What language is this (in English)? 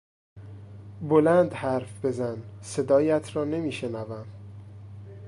Persian